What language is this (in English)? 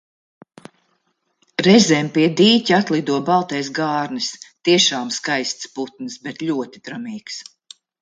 Latvian